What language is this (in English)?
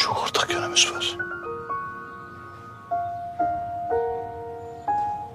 Turkish